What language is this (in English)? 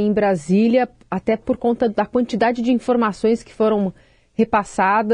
Portuguese